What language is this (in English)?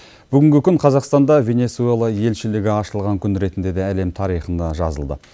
Kazakh